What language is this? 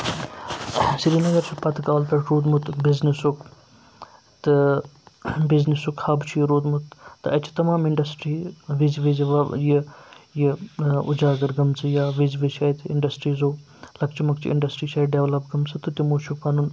Kashmiri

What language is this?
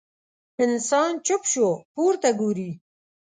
Pashto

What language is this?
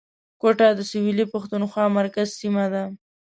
Pashto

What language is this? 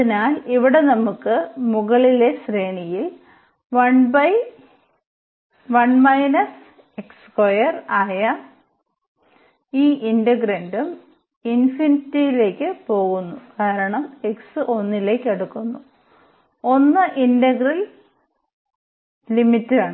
Malayalam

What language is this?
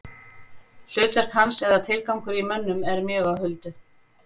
Icelandic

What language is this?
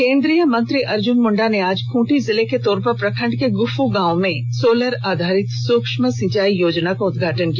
Hindi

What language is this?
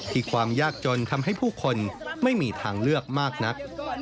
Thai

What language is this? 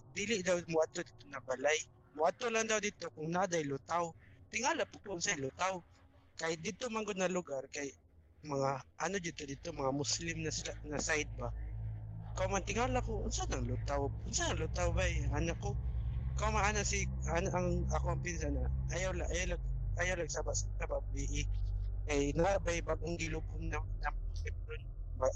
Filipino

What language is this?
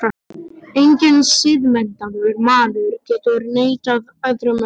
Icelandic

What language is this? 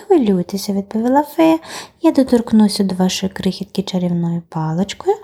Ukrainian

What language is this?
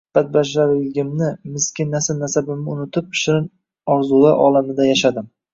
Uzbek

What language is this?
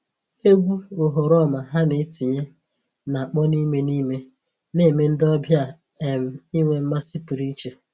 Igbo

